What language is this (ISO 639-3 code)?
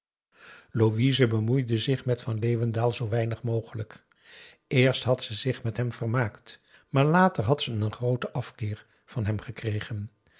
nld